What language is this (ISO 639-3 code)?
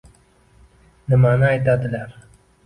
uzb